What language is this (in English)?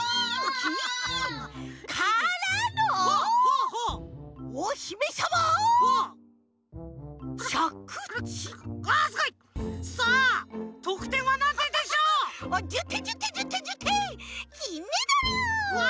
Japanese